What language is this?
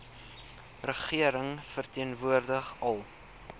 Afrikaans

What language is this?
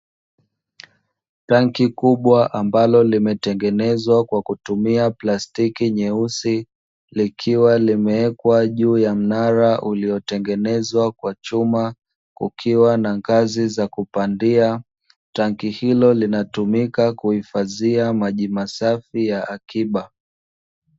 Swahili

